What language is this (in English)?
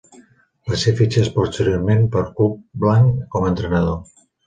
Catalan